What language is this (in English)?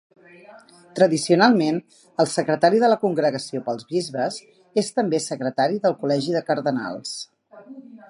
Catalan